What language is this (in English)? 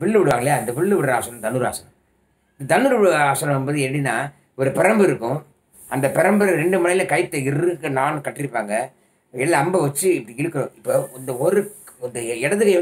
Romanian